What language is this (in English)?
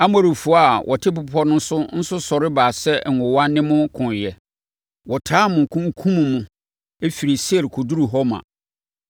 Akan